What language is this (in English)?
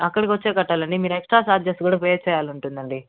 Telugu